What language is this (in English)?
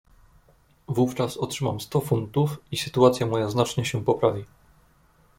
Polish